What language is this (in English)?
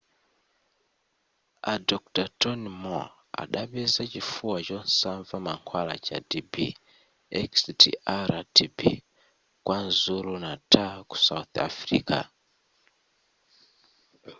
Nyanja